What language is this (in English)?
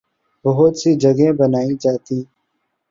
Urdu